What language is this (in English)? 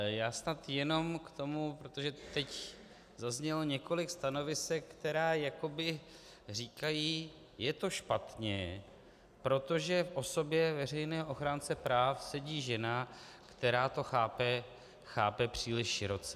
Czech